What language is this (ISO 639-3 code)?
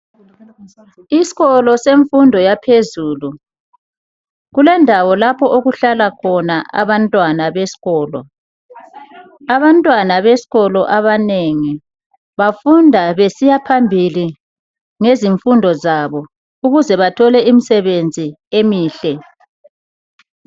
nde